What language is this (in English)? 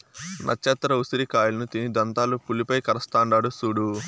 Telugu